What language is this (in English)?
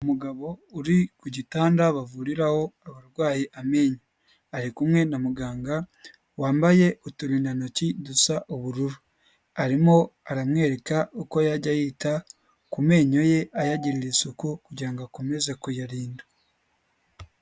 Kinyarwanda